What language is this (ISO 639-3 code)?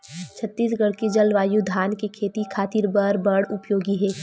hne